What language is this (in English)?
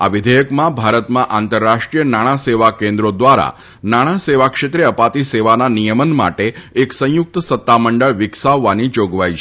Gujarati